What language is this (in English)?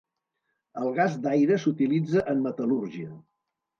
Catalan